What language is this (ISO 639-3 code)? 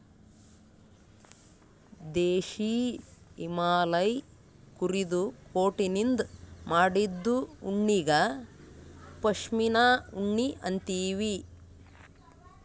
kan